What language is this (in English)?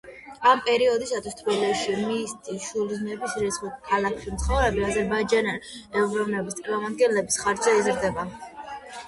Georgian